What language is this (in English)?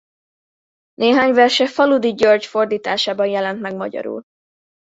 Hungarian